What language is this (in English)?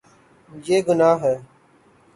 Urdu